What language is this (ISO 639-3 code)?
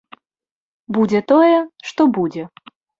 bel